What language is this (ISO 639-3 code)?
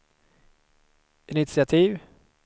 swe